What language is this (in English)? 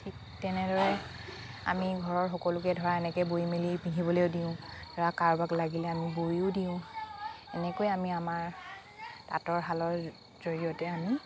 Assamese